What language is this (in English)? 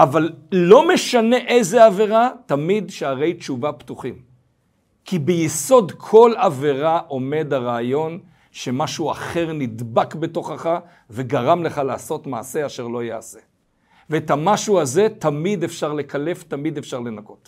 Hebrew